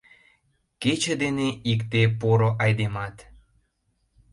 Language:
Mari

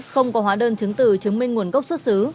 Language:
Vietnamese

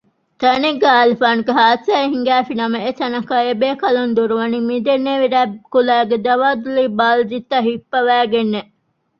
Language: Divehi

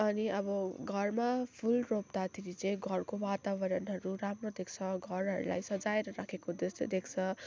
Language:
Nepali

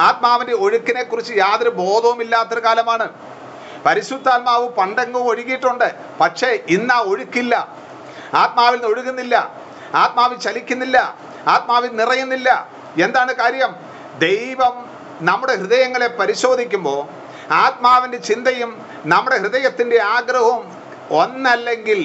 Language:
Malayalam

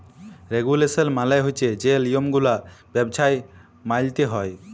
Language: Bangla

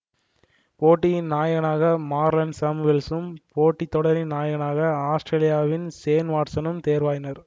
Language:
Tamil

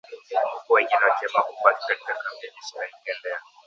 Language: Swahili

